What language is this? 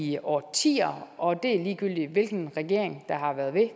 Danish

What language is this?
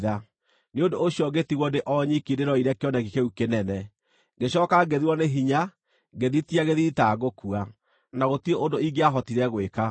Kikuyu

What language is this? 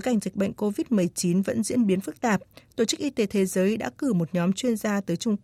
Vietnamese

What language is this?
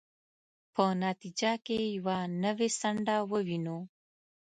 Pashto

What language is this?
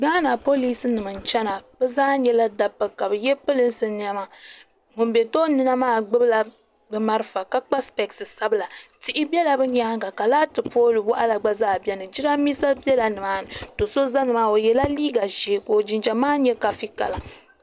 Dagbani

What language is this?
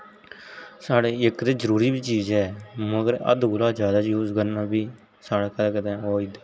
Dogri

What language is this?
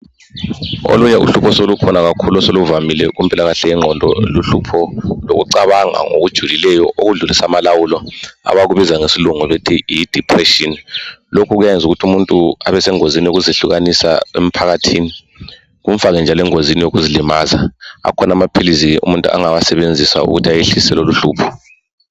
North Ndebele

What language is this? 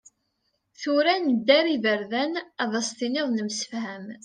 Kabyle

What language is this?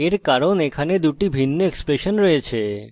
Bangla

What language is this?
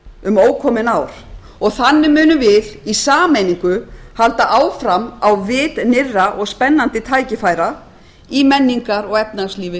Icelandic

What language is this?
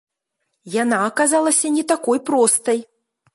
Belarusian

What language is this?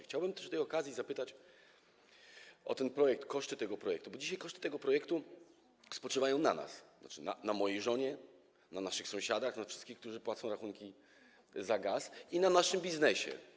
Polish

